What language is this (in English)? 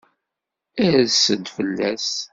Kabyle